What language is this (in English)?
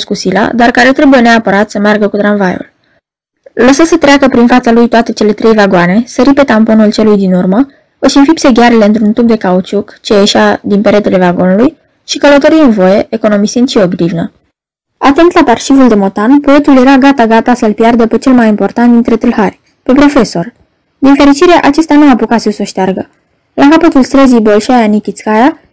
Romanian